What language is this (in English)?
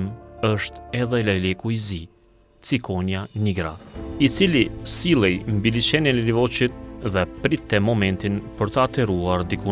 Romanian